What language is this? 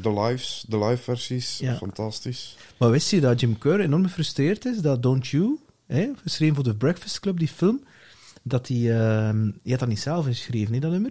Dutch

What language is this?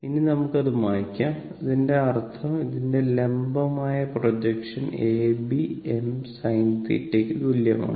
Malayalam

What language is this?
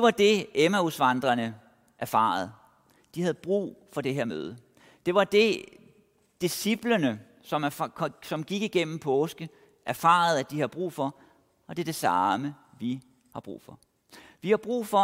Danish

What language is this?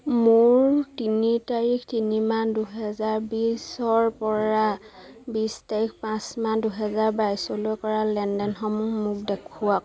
Assamese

